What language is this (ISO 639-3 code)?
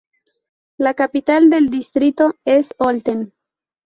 spa